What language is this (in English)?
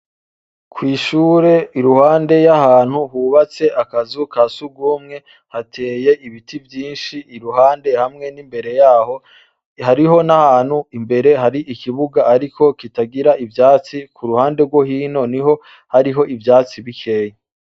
Rundi